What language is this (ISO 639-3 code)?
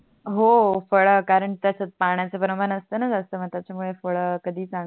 mar